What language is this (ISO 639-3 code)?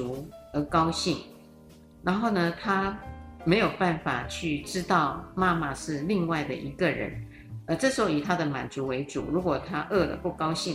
zho